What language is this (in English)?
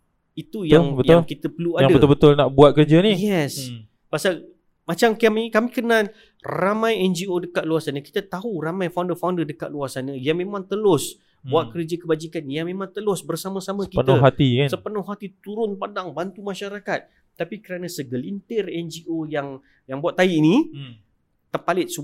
Malay